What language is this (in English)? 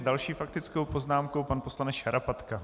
Czech